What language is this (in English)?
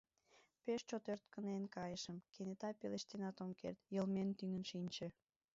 Mari